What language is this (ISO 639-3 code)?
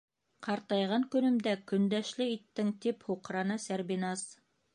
bak